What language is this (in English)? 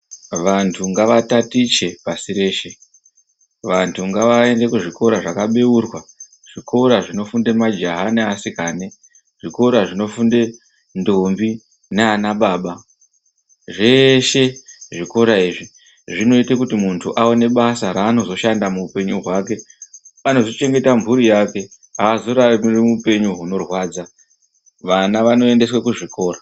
Ndau